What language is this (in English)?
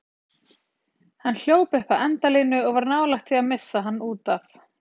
Icelandic